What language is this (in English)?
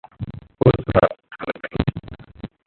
Hindi